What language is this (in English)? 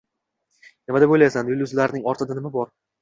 Uzbek